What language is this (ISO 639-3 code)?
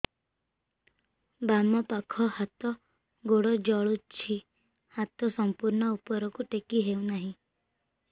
ori